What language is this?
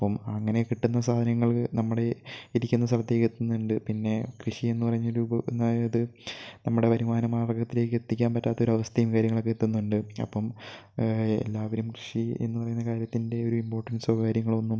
Malayalam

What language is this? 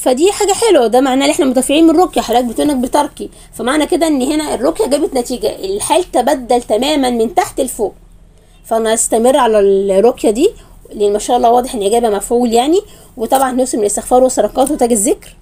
Arabic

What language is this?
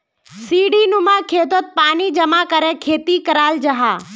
Magahi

